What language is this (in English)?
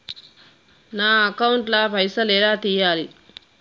Telugu